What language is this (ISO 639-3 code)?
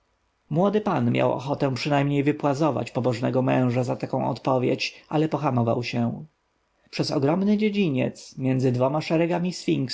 pol